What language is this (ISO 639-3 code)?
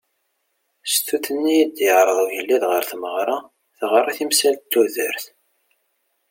kab